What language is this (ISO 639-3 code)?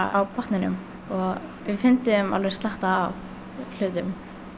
isl